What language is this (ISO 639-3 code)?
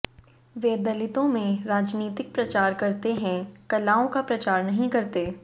hin